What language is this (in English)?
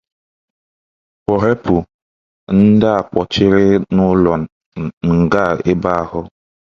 Igbo